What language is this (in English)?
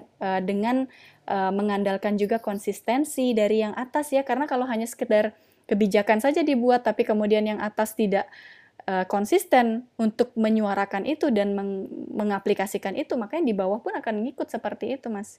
Indonesian